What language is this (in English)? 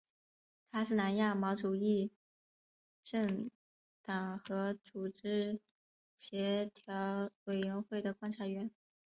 Chinese